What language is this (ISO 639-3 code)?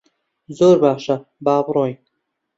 ckb